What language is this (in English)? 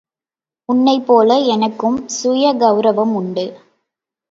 Tamil